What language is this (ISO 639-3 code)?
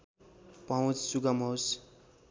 nep